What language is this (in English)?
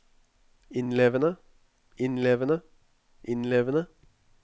Norwegian